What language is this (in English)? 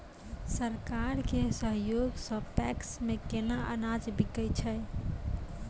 Maithili